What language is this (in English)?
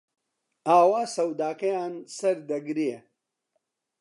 Central Kurdish